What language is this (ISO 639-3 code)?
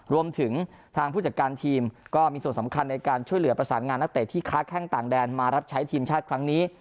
tha